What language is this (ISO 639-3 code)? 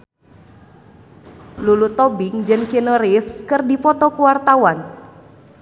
sun